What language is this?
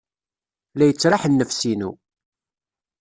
Kabyle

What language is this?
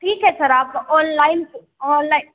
Hindi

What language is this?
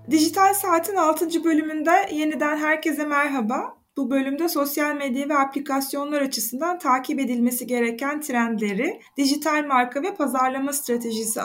Turkish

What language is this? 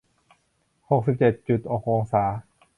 Thai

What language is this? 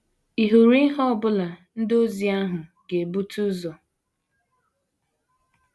Igbo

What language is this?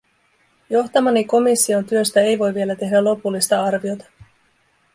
Finnish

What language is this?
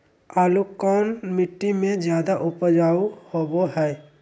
Magahi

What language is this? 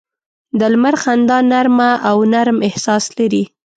Pashto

